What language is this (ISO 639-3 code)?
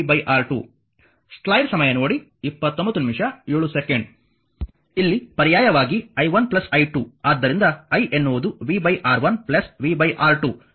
kan